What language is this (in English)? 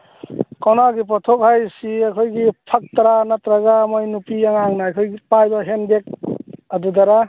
Manipuri